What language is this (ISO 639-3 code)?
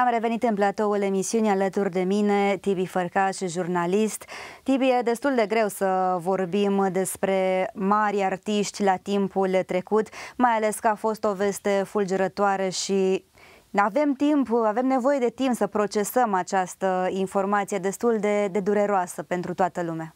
ron